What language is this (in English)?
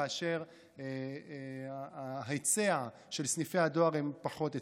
Hebrew